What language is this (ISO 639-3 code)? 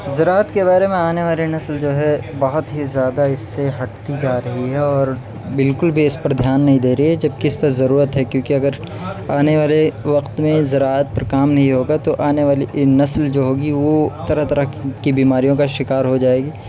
urd